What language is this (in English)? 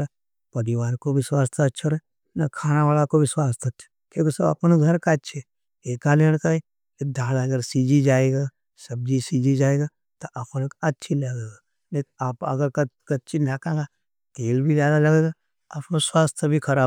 Nimadi